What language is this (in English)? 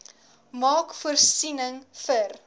Afrikaans